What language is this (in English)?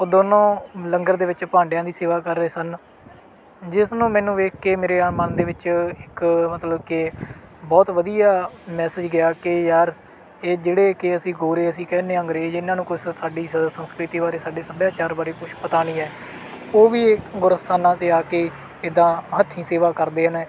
Punjabi